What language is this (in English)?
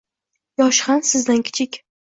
Uzbek